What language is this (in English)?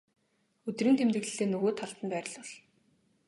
Mongolian